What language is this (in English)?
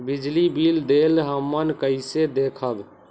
Magahi